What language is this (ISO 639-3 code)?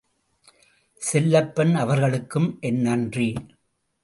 tam